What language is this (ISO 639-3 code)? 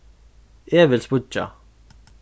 fao